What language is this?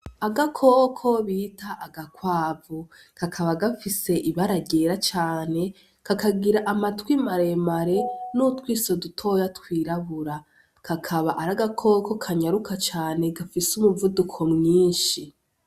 Rundi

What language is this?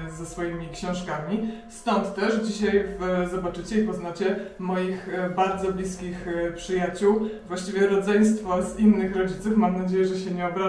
Polish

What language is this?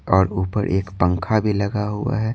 Hindi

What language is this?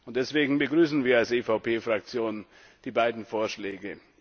German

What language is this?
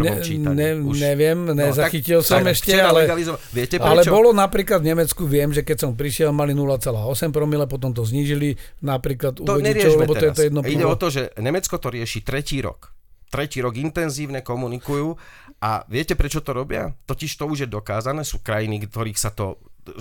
Slovak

